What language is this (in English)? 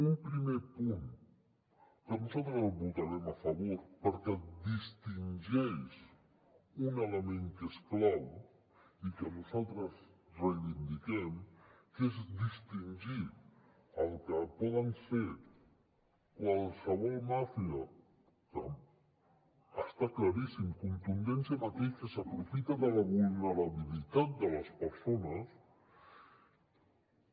Catalan